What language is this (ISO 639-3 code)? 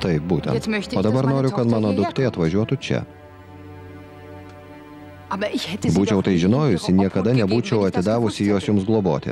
lit